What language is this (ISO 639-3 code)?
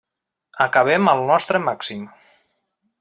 cat